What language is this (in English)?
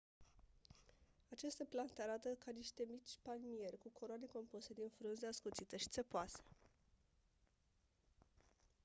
Romanian